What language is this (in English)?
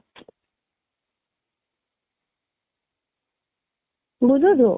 Odia